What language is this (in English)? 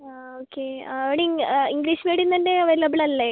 Malayalam